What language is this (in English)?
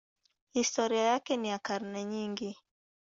Swahili